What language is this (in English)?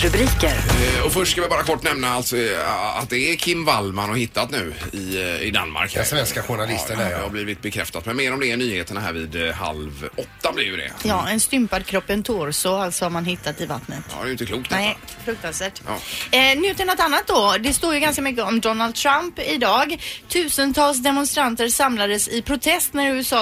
Swedish